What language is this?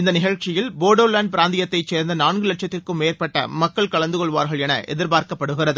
Tamil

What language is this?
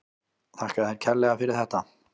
Icelandic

